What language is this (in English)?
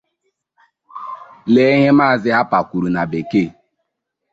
Igbo